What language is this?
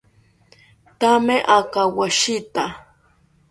South Ucayali Ashéninka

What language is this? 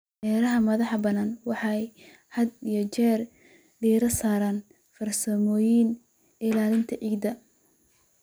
Somali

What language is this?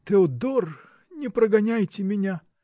Russian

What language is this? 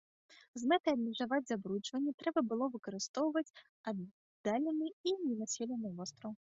Belarusian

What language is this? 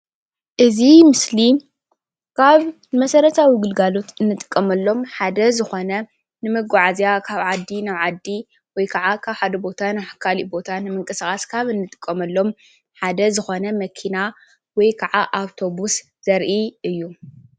Tigrinya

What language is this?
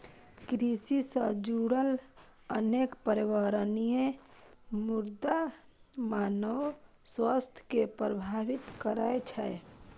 Maithili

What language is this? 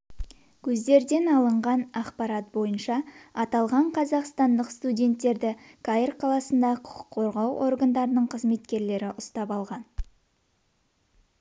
Kazakh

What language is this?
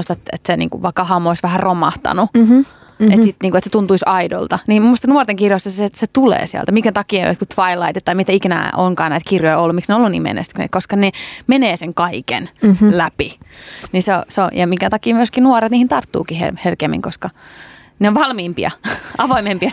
Finnish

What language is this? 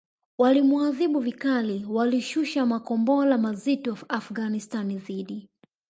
Swahili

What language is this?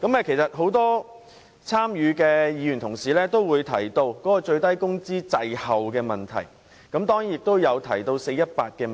Cantonese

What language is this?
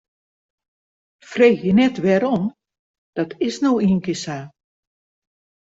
Western Frisian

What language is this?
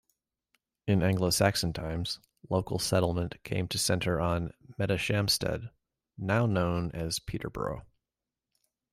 English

